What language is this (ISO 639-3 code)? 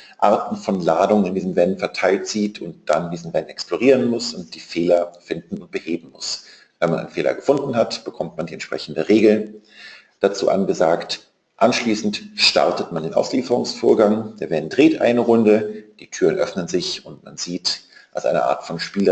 deu